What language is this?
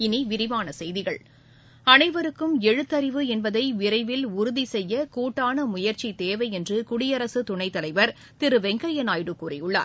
Tamil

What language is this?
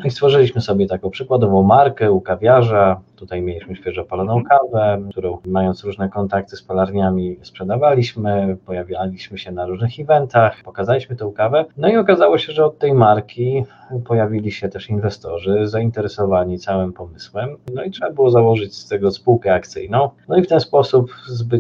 Polish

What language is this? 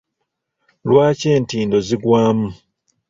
Ganda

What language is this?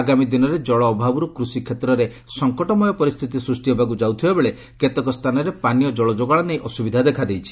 Odia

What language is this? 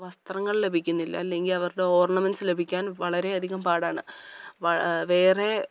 Malayalam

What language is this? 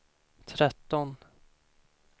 Swedish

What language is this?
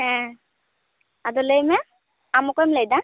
Santali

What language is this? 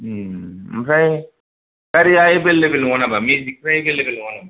Bodo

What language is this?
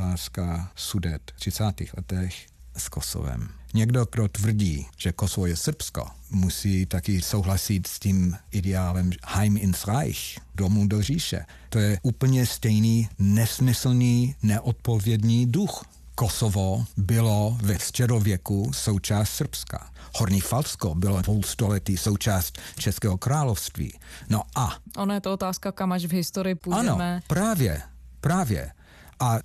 Czech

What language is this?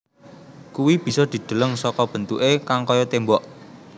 Javanese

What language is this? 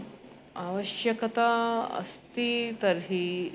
Sanskrit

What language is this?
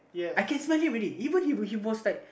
English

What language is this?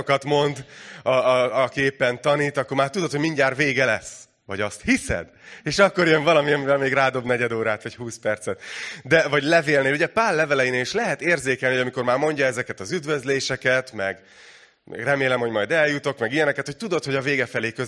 Hungarian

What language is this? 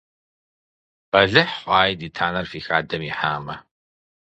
Kabardian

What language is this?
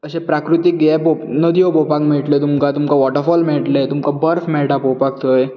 Konkani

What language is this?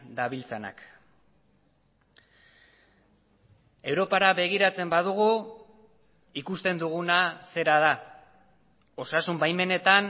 Basque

